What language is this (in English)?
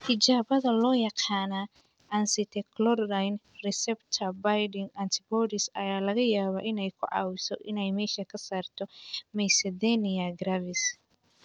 Somali